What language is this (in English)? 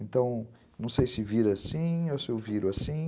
Portuguese